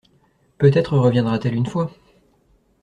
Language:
French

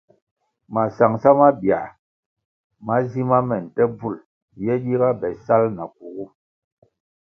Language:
Kwasio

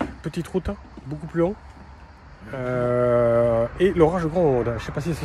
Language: French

